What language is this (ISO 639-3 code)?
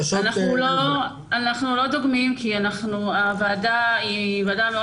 heb